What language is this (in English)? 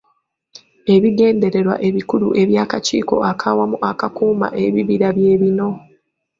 Ganda